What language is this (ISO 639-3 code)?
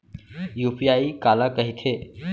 hne